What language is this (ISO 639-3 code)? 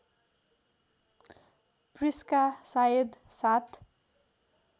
nep